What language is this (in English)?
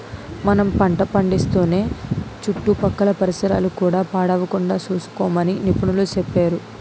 Telugu